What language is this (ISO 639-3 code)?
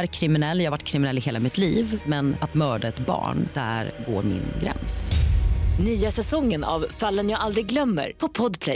swe